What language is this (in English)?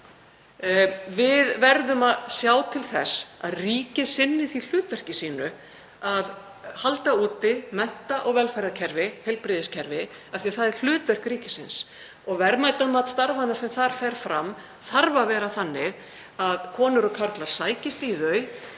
Icelandic